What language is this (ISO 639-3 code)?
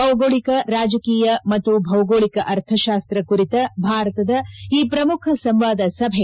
kan